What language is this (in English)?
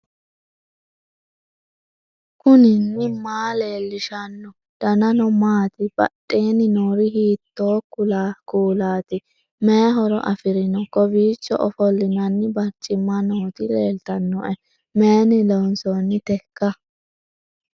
Sidamo